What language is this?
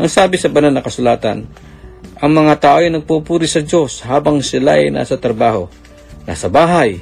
Filipino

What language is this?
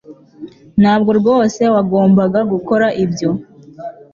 Kinyarwanda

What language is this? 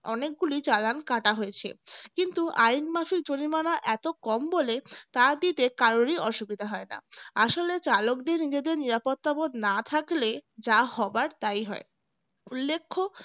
Bangla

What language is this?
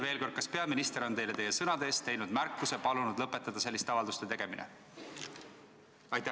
Estonian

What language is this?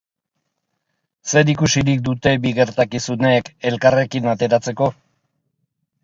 Basque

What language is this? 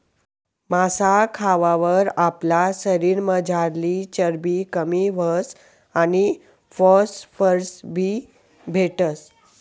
Marathi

